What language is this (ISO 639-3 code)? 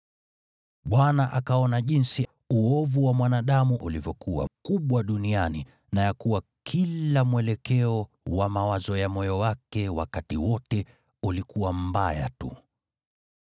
swa